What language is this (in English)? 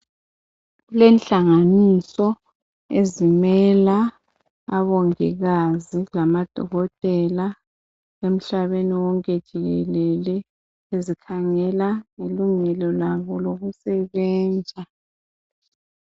North Ndebele